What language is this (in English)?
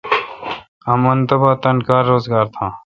Kalkoti